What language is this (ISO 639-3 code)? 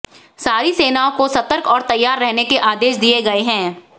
hin